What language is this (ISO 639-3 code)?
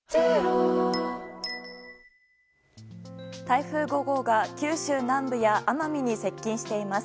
jpn